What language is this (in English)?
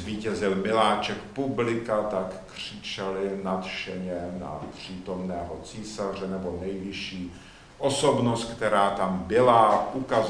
Czech